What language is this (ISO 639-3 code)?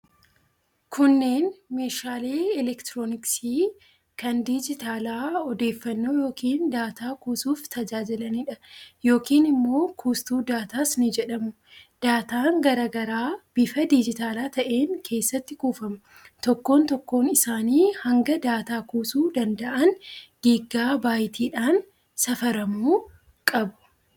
orm